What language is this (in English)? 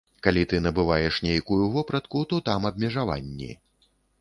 Belarusian